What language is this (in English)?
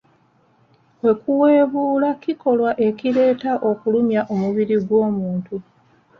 Ganda